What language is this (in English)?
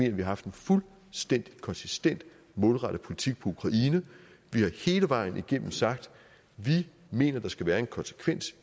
Danish